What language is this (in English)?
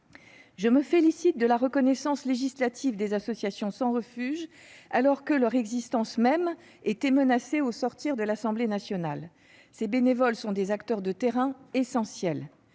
French